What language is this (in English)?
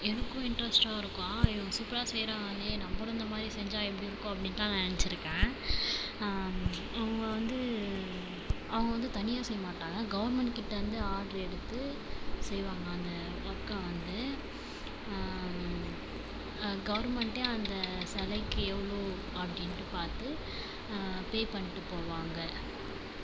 Tamil